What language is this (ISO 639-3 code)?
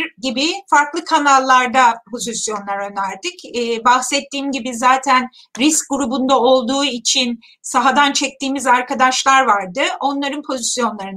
tur